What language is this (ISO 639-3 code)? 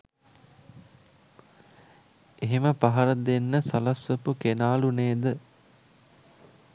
sin